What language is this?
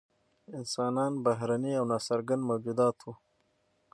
Pashto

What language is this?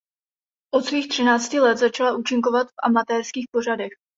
Czech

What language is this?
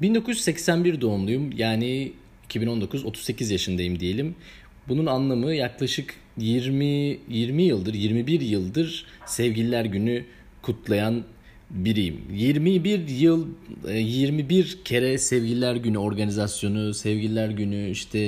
Turkish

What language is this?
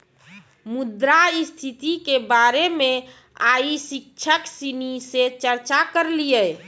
Maithili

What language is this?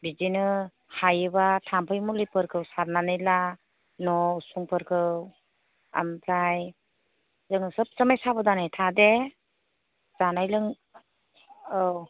Bodo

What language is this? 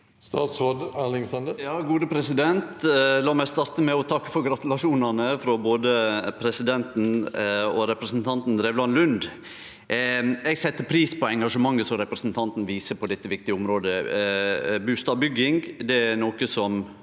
Norwegian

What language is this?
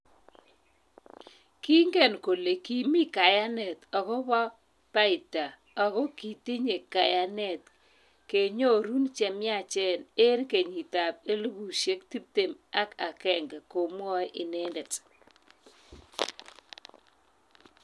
Kalenjin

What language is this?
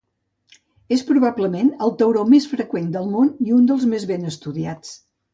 Catalan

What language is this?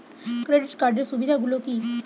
Bangla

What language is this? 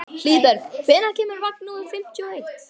Icelandic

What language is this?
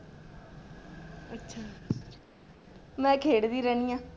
Punjabi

